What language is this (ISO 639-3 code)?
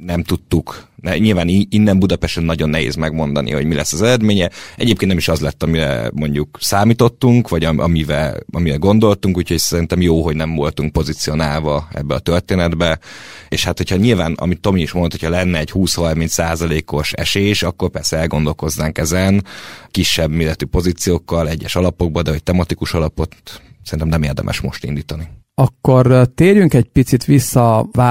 hun